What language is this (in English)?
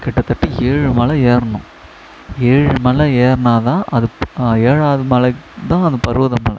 Tamil